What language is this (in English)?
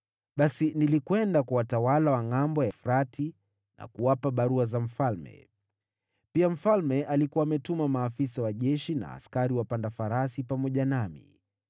Swahili